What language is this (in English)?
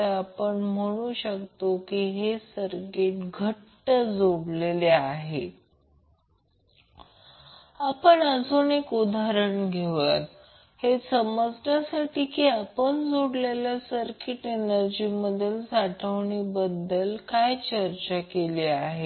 Marathi